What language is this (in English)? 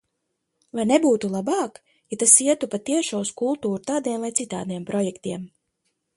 Latvian